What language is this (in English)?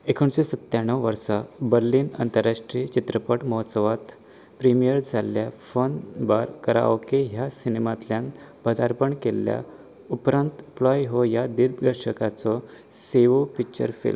Konkani